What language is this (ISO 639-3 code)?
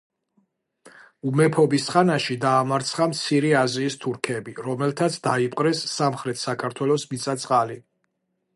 kat